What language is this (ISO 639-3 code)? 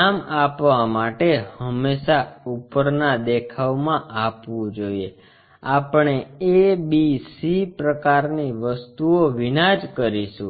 guj